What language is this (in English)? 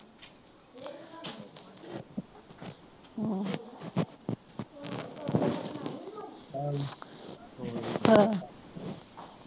Punjabi